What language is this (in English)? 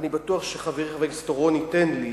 Hebrew